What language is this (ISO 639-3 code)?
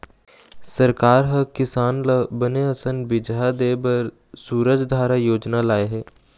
hne